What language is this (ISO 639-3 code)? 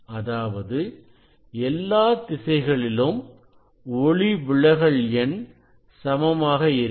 tam